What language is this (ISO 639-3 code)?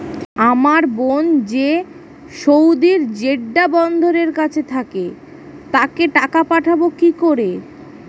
ben